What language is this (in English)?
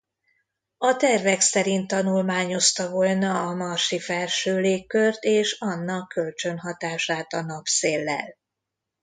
Hungarian